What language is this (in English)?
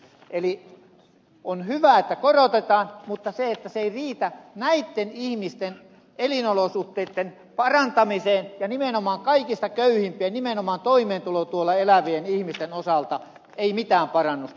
Finnish